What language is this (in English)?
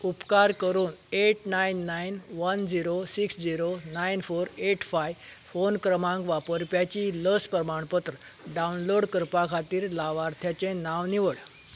Konkani